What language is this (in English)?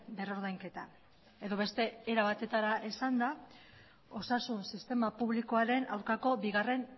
Basque